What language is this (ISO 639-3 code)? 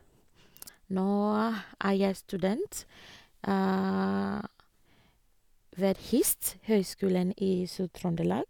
nor